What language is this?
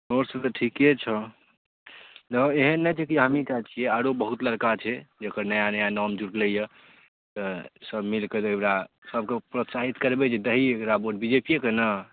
Maithili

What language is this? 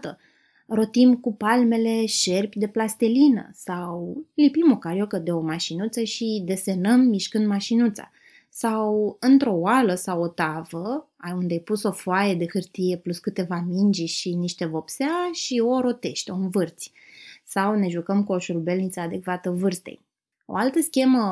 Romanian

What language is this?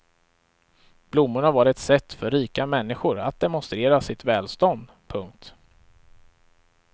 Swedish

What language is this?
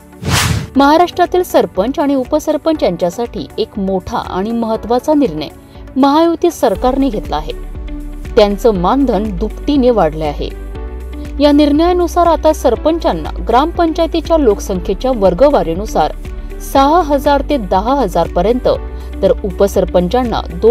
Marathi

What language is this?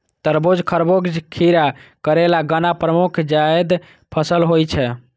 Maithili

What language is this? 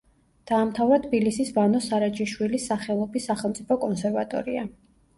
Georgian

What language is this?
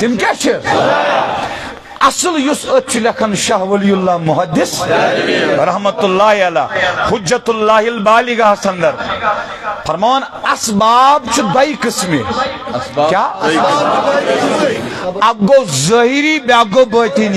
Turkish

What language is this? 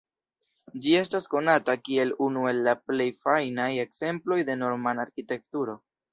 Esperanto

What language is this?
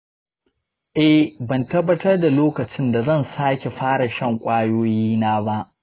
Hausa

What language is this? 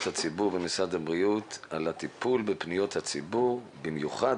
Hebrew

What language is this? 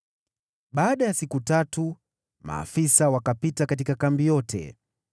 Swahili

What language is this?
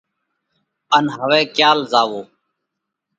Parkari Koli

